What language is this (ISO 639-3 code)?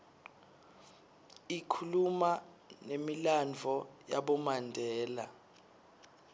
ssw